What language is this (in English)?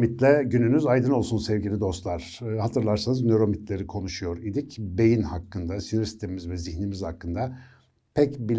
Turkish